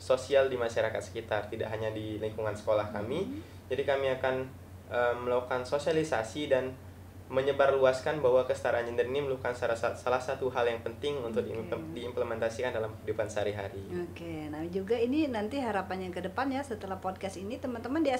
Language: Indonesian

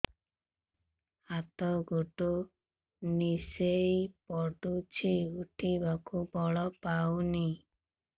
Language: Odia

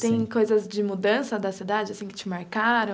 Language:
Portuguese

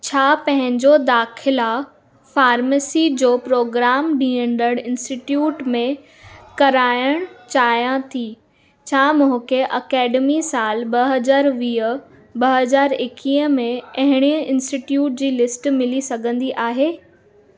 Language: Sindhi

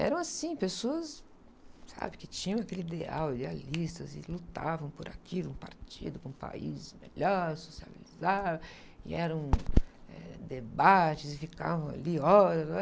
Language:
Portuguese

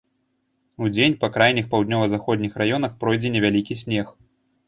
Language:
Belarusian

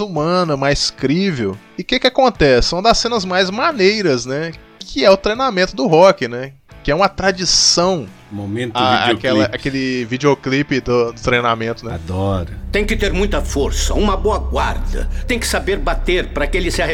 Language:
Portuguese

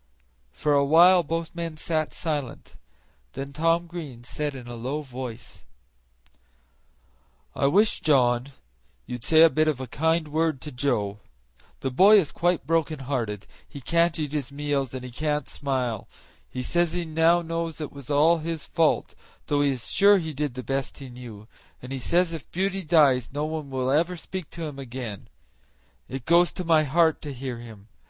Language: English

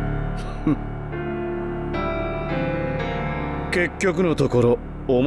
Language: Japanese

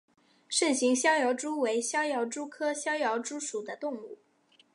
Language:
Chinese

